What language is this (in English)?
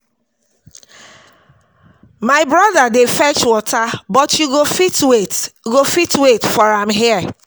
Nigerian Pidgin